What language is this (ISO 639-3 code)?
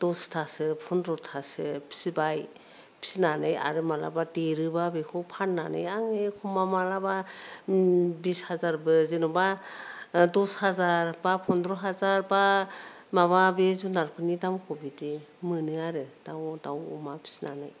brx